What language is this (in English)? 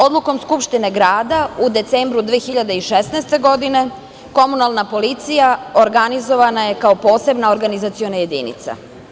Serbian